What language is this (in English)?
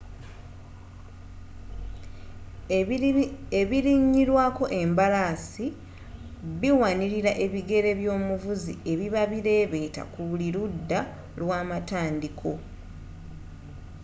Ganda